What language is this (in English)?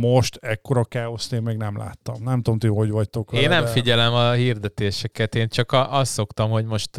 Hungarian